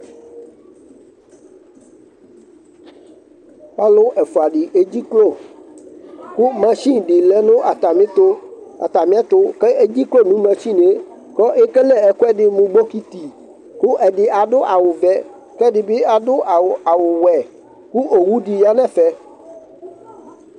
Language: Ikposo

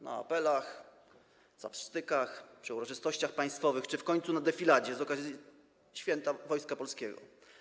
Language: Polish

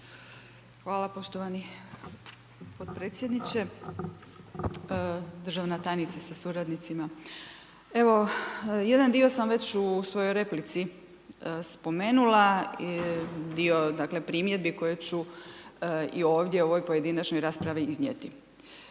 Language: Croatian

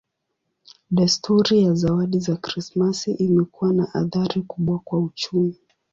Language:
Swahili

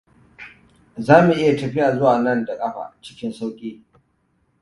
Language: Hausa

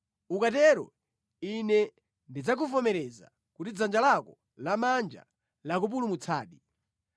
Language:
Nyanja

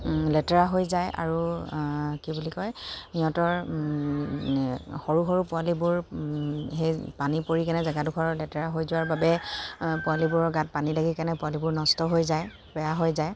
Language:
Assamese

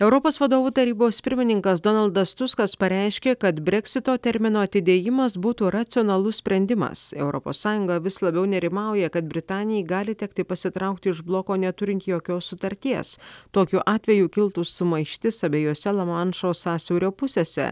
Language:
Lithuanian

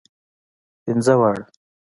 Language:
Pashto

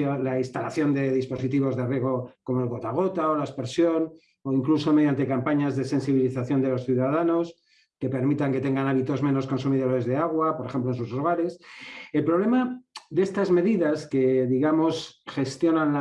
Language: Spanish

